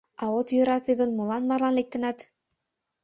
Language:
Mari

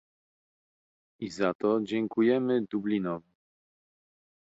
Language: Polish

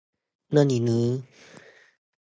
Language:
Cantonese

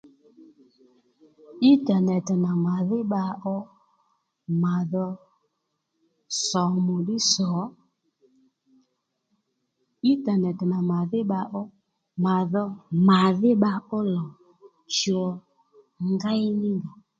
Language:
Lendu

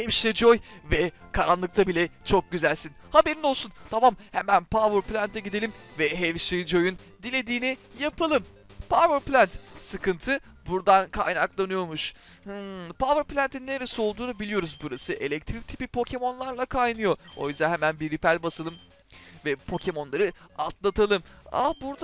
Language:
Turkish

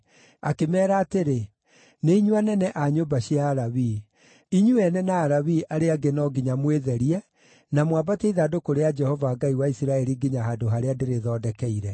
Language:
Kikuyu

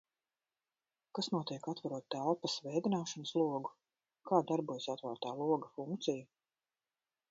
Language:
Latvian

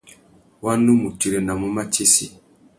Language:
Tuki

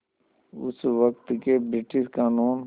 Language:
Hindi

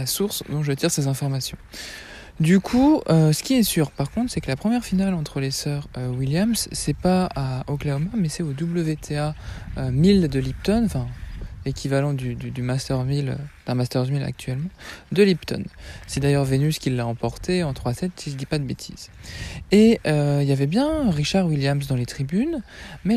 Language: French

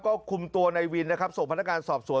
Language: Thai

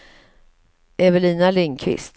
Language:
Swedish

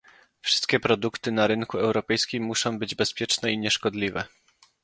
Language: Polish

